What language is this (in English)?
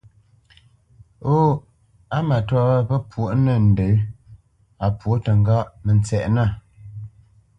Bamenyam